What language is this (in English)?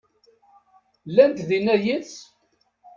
Kabyle